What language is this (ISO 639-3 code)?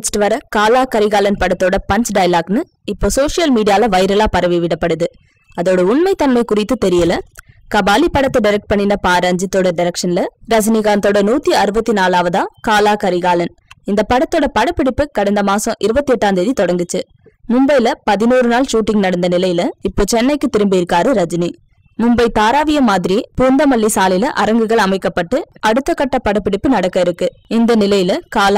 hin